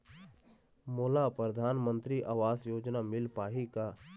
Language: Chhattisgarhi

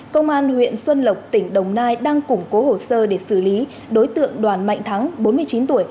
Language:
Vietnamese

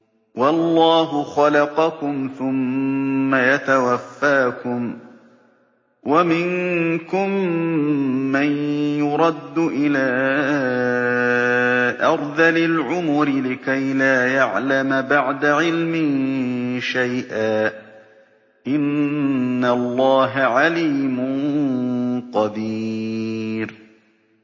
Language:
Arabic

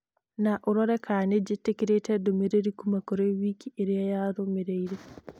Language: Kikuyu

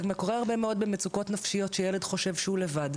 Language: Hebrew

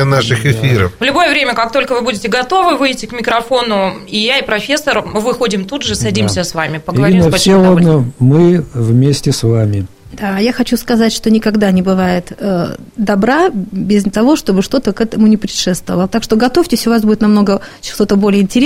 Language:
Russian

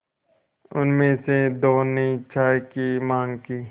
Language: Hindi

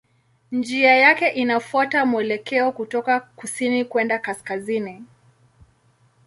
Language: Swahili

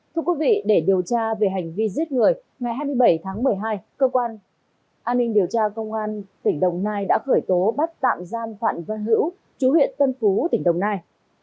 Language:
Vietnamese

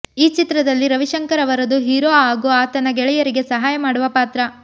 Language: Kannada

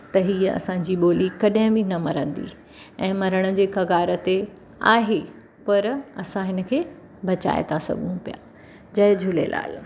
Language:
Sindhi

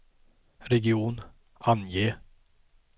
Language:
Swedish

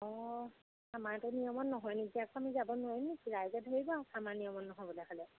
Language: Assamese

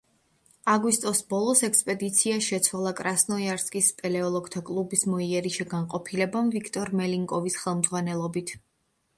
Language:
Georgian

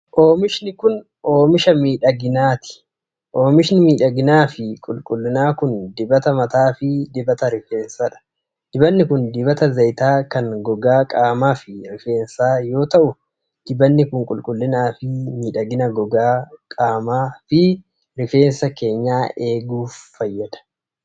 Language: Oromo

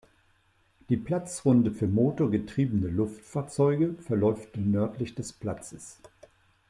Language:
German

